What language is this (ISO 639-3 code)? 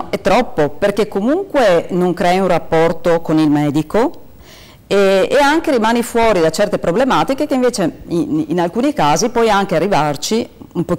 ita